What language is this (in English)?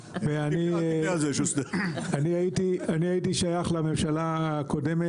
Hebrew